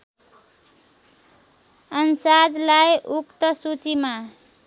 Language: Nepali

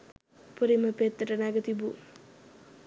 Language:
Sinhala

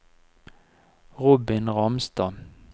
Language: Norwegian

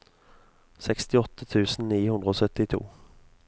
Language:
Norwegian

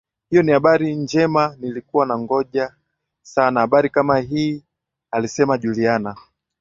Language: Swahili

